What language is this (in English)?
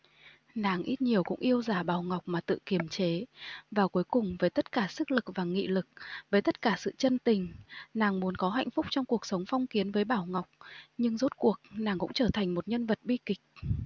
Vietnamese